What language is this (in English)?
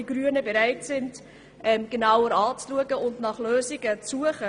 Swiss German